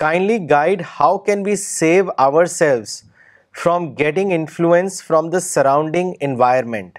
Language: Urdu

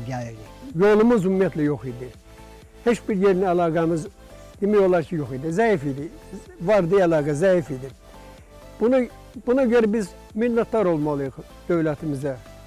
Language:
Turkish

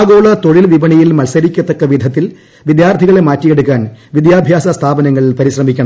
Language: Malayalam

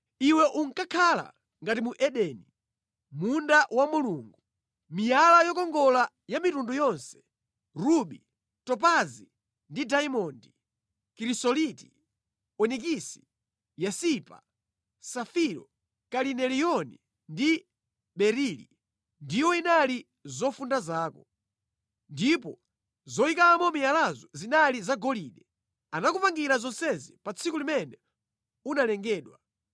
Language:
Nyanja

